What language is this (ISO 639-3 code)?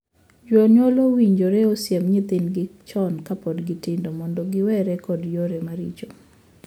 luo